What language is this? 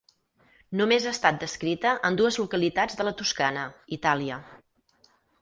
Catalan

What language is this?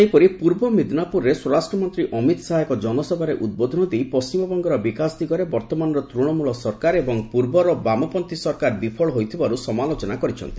Odia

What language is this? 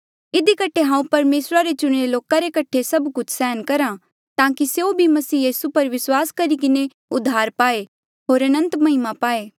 Mandeali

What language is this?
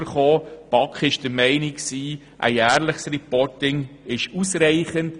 Swiss German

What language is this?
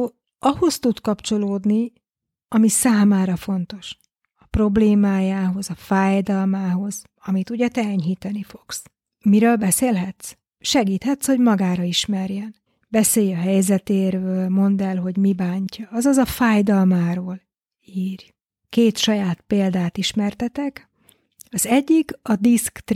Hungarian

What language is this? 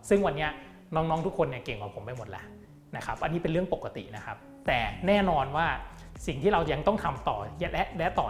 Thai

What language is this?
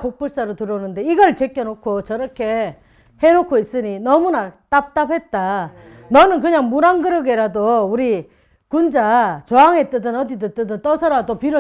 Korean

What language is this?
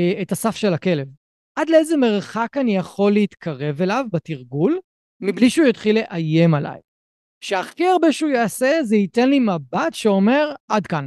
Hebrew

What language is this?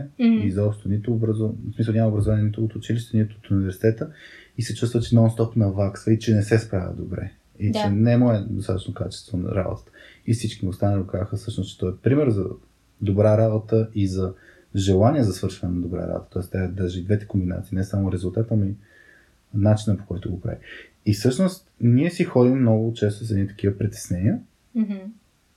Bulgarian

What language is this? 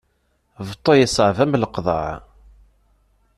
Kabyle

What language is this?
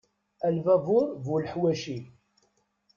Kabyle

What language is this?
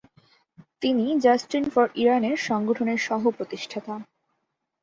Bangla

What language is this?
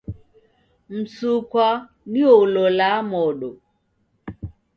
Taita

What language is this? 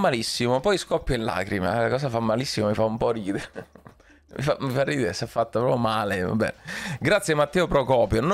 Italian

